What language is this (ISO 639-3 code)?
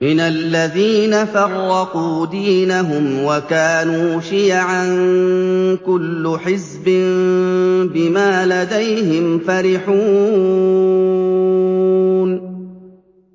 ara